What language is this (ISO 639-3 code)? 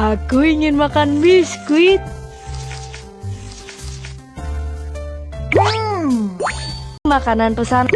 ind